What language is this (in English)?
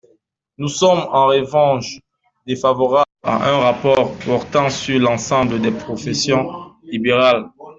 French